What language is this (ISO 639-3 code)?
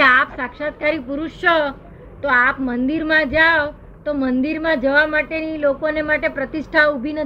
guj